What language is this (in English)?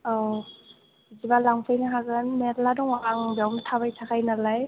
Bodo